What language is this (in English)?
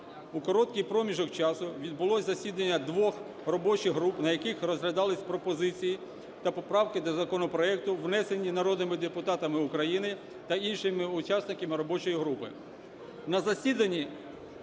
Ukrainian